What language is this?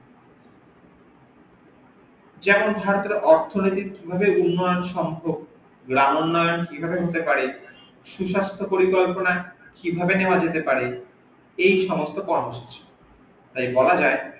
Bangla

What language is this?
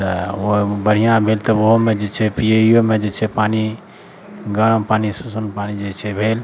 Maithili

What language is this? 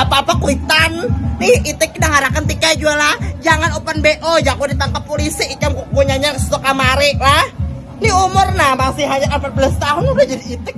Indonesian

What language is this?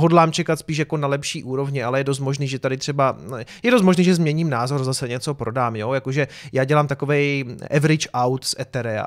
Czech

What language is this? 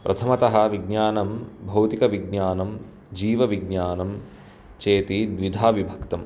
Sanskrit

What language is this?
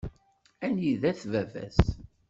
Kabyle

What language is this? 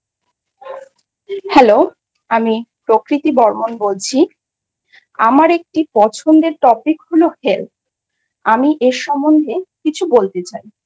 Bangla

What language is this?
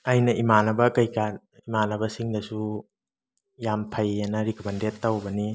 Manipuri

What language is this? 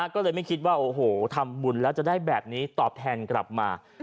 Thai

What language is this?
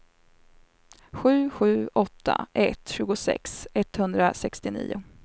Swedish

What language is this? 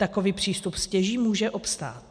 Czech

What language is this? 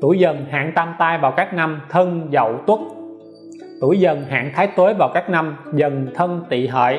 Vietnamese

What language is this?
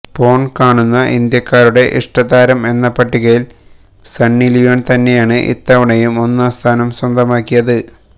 Malayalam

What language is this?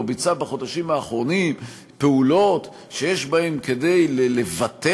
Hebrew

